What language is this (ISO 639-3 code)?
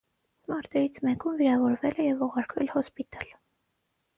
hye